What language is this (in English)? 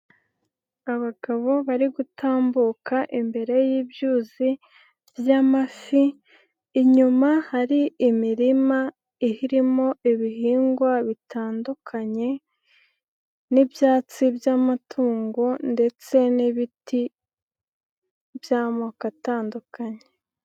Kinyarwanda